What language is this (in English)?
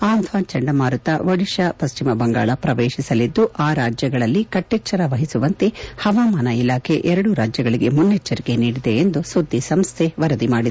Kannada